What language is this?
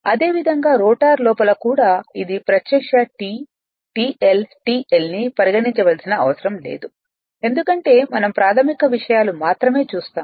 Telugu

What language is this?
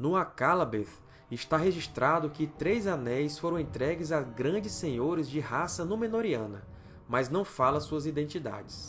Portuguese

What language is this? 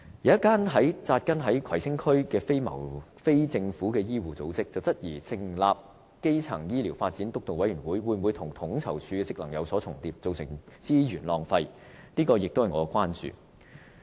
Cantonese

